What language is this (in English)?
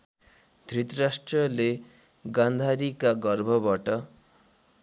Nepali